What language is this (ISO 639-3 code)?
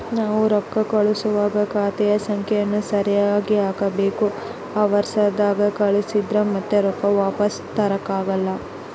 kan